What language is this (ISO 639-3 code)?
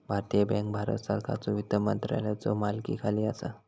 mar